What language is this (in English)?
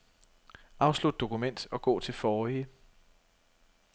Danish